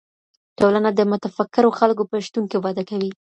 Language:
Pashto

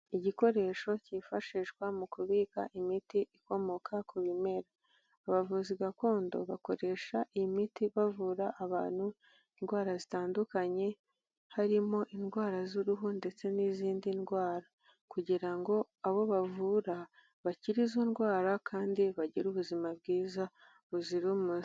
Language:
Kinyarwanda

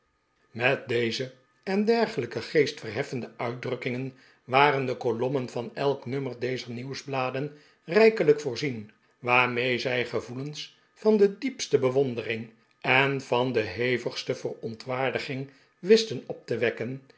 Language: Dutch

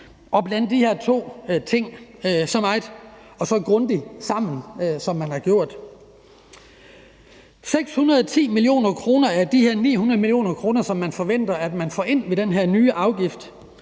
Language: Danish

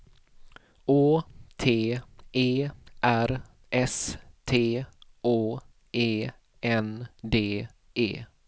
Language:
Swedish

